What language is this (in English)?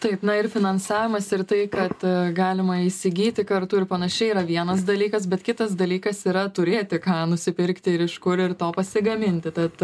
Lithuanian